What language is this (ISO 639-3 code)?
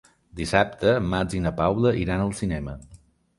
cat